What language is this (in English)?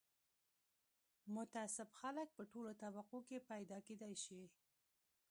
Pashto